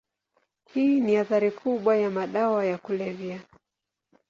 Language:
Swahili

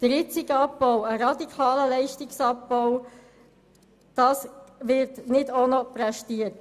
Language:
Swiss German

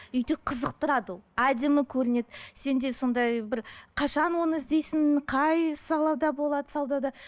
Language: Kazakh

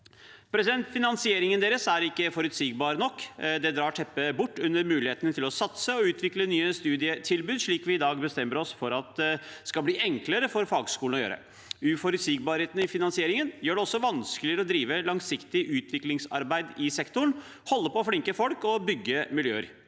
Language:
Norwegian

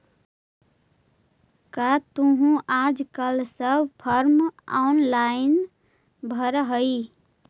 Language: Magahi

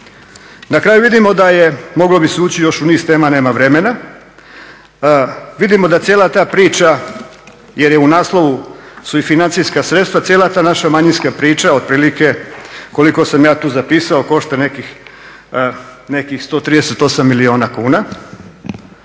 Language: Croatian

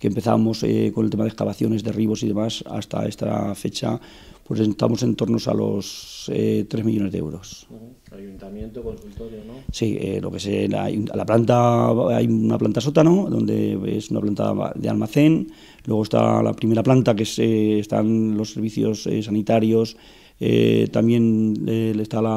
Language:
Spanish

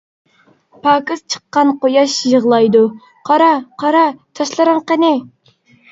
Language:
Uyghur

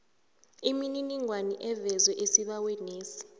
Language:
South Ndebele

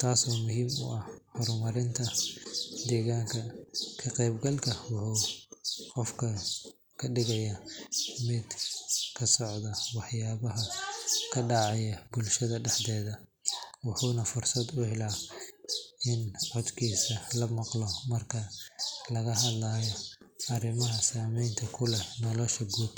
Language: Somali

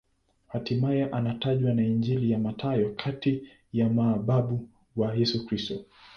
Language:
Swahili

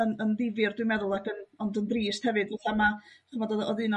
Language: Welsh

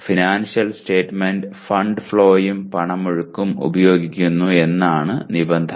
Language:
Malayalam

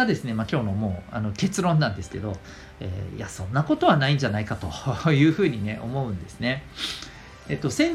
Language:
Japanese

